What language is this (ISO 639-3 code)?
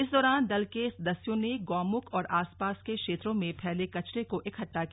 hin